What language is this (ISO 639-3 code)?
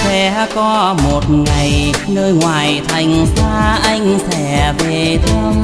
vie